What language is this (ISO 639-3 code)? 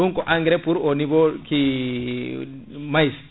ful